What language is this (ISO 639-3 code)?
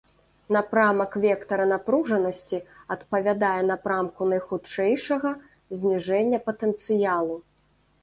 bel